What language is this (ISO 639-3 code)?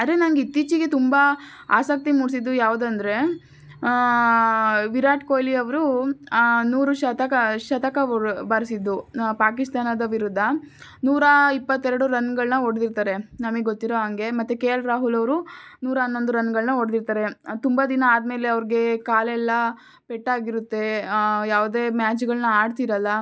kan